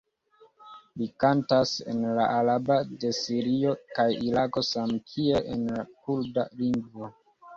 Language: Esperanto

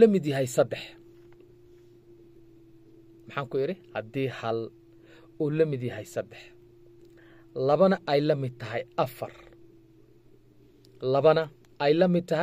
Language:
Arabic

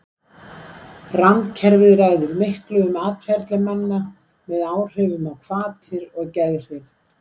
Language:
Icelandic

